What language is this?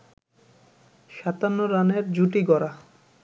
Bangla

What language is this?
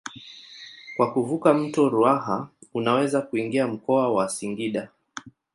Swahili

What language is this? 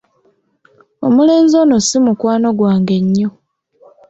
Ganda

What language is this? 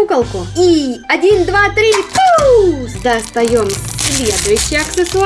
Russian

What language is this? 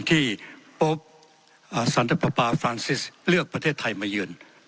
Thai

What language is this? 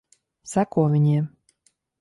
Latvian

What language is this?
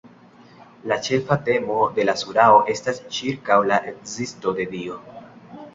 Esperanto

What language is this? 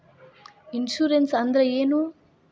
Kannada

